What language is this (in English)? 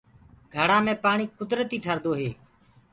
Gurgula